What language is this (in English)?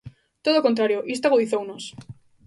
Galician